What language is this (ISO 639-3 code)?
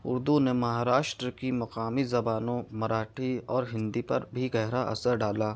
urd